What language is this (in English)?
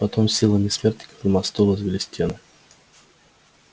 Russian